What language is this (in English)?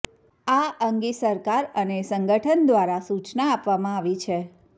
Gujarati